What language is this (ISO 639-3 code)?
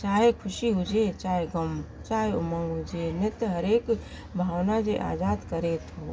snd